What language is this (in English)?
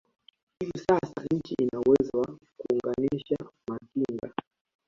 Swahili